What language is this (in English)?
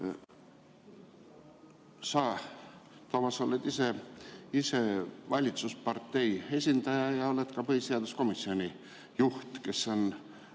Estonian